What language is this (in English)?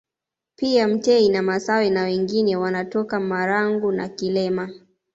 Swahili